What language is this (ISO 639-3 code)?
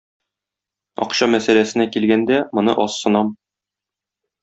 tat